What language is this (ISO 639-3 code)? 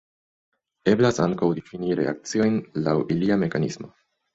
epo